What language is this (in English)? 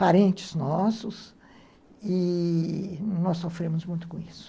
Portuguese